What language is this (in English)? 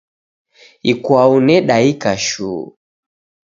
Taita